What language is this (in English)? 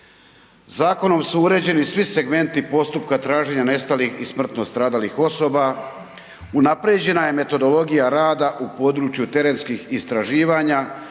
Croatian